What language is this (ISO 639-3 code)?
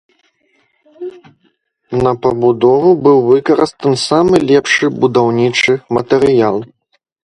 bel